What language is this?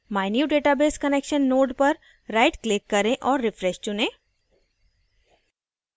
Hindi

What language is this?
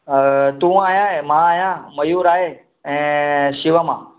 Sindhi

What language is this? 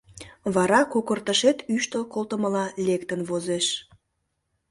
Mari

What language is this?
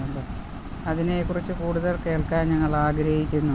Malayalam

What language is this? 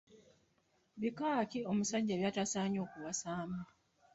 Ganda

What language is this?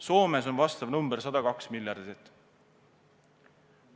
Estonian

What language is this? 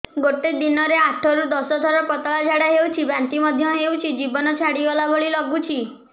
Odia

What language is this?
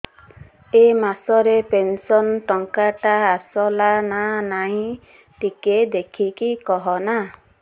Odia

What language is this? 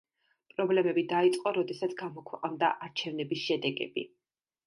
Georgian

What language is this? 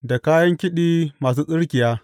Hausa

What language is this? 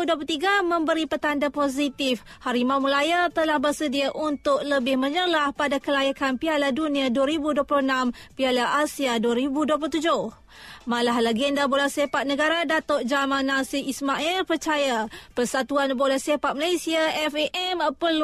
Malay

